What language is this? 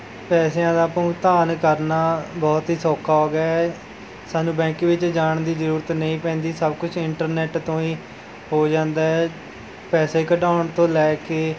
Punjabi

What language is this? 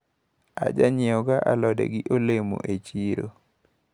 Luo (Kenya and Tanzania)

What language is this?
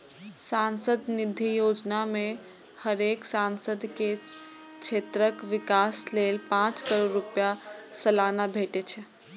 Maithili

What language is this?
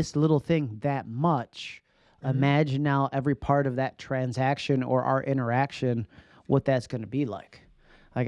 English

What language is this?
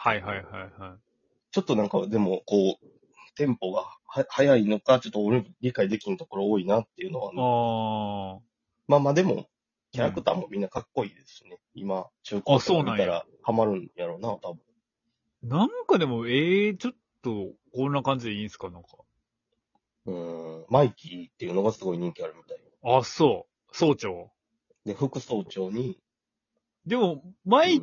Japanese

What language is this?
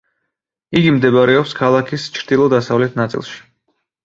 Georgian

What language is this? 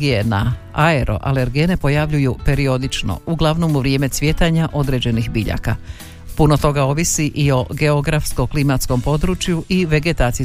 Croatian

